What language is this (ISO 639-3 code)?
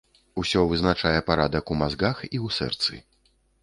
bel